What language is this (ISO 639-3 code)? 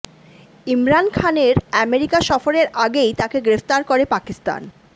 ben